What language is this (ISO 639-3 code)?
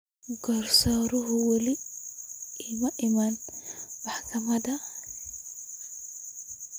som